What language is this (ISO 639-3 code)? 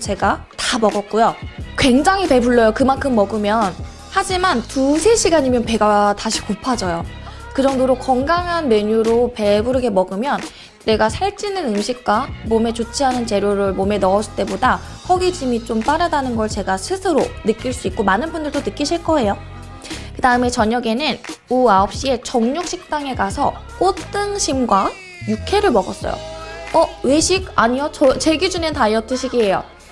kor